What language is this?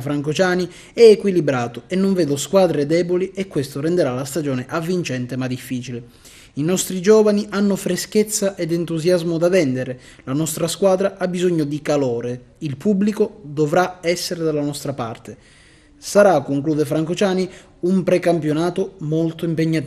Italian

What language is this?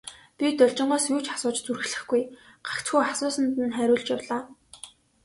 Mongolian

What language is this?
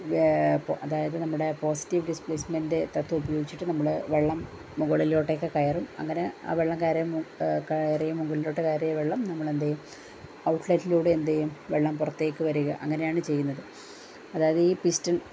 Malayalam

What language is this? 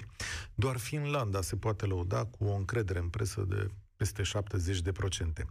Romanian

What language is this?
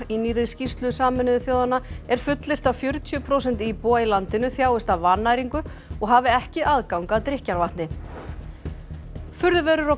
Icelandic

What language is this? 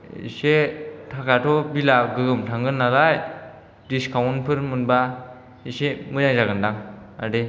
Bodo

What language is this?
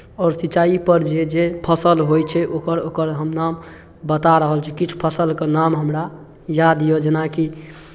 Maithili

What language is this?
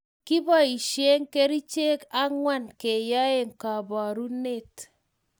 Kalenjin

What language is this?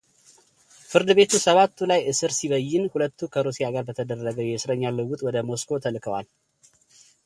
Amharic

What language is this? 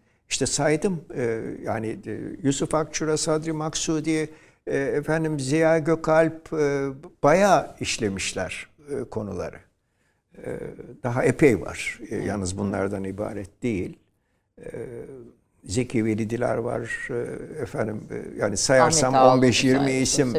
Turkish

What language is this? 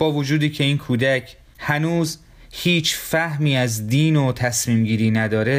Persian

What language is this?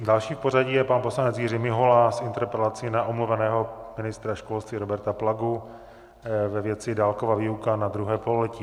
Czech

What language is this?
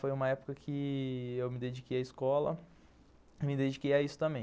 Portuguese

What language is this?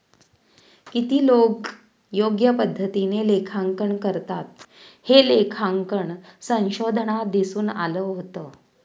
Marathi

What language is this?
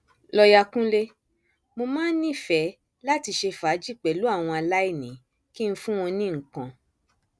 Yoruba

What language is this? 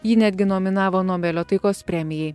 Lithuanian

